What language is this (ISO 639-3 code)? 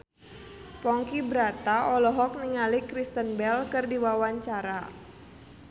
sun